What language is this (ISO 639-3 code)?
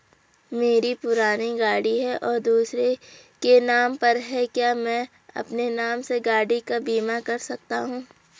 hin